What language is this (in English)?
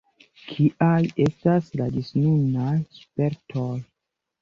Esperanto